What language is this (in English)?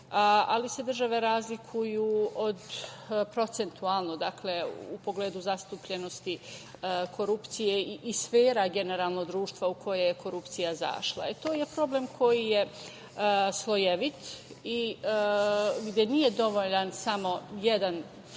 Serbian